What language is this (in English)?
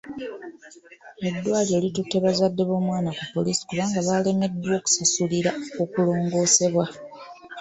Ganda